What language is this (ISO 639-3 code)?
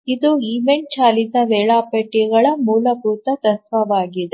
kan